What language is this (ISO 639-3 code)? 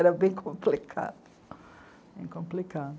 por